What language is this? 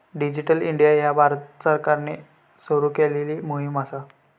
Marathi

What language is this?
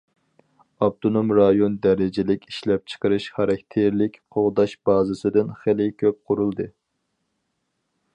Uyghur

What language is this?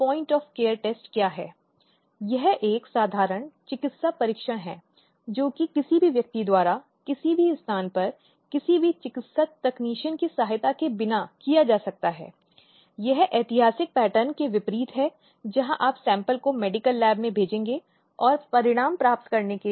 Hindi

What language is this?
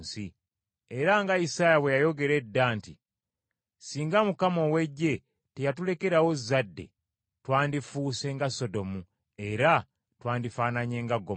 Ganda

